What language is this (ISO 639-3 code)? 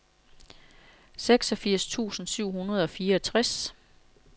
dan